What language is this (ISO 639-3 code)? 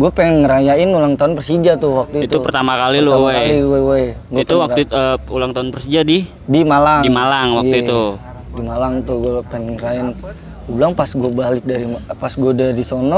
ind